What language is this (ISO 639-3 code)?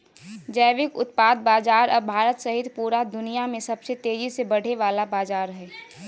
mag